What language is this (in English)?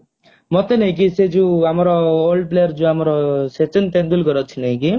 Odia